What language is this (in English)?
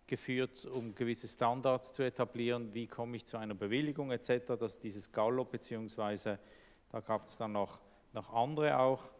German